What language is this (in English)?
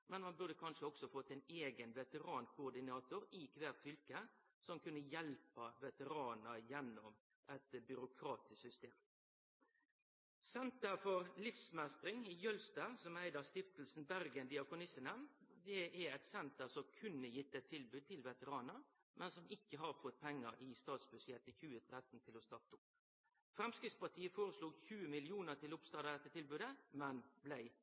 Norwegian Nynorsk